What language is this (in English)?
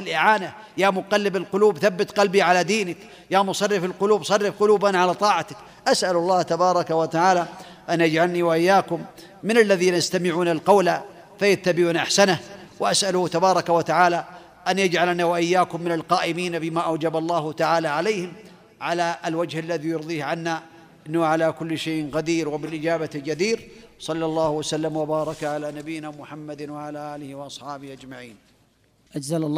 Arabic